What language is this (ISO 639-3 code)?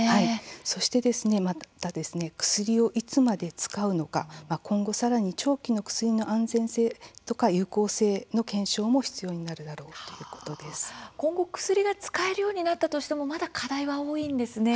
jpn